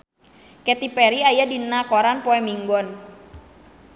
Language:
Sundanese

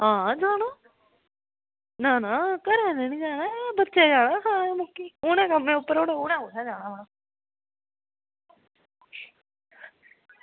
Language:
Dogri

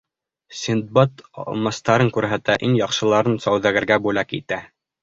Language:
Bashkir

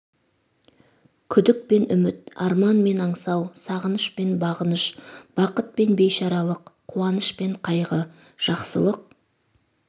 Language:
Kazakh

